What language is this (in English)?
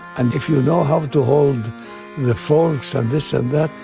English